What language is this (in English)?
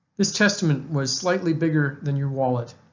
English